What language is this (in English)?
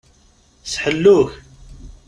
Kabyle